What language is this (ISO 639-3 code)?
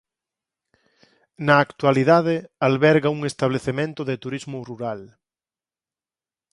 glg